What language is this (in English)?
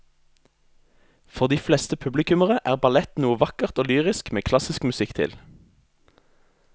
Norwegian